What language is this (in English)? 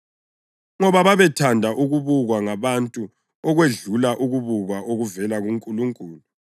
North Ndebele